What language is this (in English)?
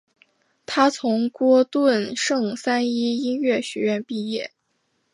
Chinese